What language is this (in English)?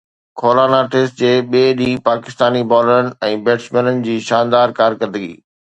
Sindhi